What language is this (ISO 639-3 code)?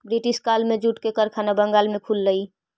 mag